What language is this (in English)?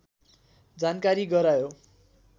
Nepali